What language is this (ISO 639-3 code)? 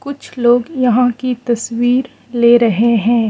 hin